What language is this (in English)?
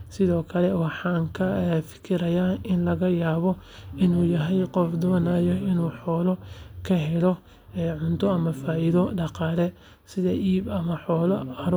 Somali